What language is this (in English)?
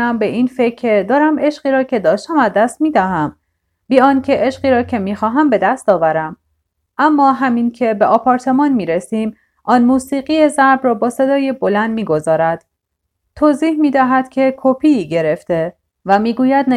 Persian